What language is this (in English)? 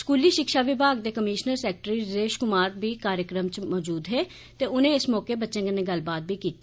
Dogri